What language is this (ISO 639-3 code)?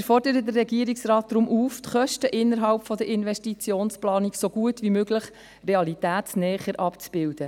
gsw